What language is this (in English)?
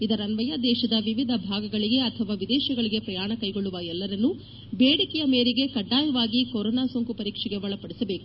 Kannada